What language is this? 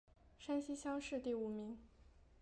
Chinese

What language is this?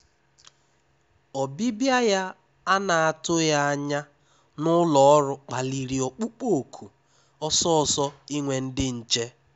Igbo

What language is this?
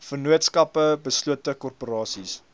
Afrikaans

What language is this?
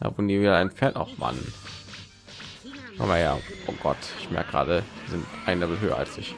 German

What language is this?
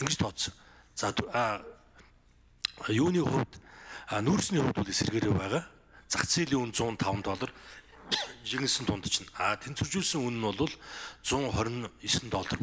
Turkish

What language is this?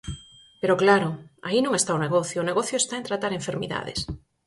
Galician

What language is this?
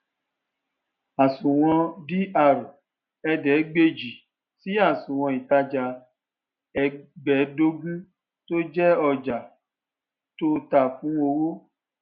Yoruba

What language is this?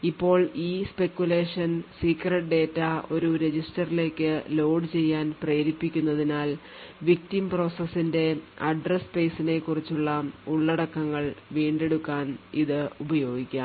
Malayalam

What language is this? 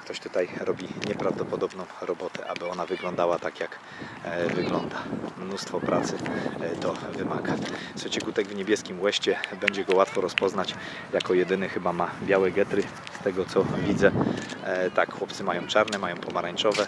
Polish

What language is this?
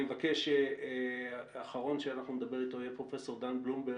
Hebrew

